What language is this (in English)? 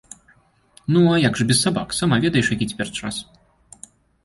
Belarusian